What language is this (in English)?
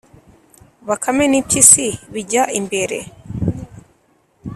Kinyarwanda